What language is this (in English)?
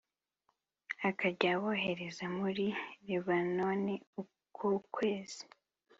Kinyarwanda